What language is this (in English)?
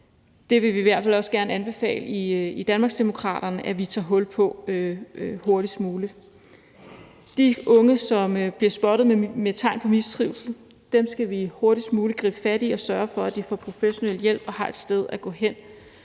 Danish